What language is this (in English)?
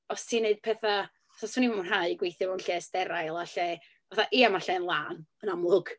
Welsh